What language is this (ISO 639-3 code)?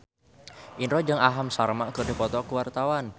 sun